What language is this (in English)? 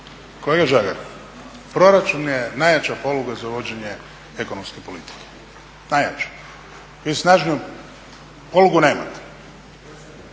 Croatian